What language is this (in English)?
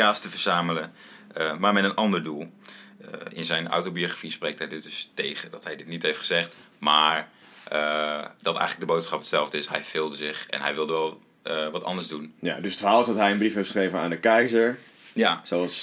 Dutch